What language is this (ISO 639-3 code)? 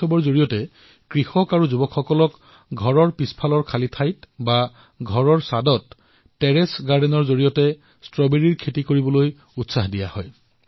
asm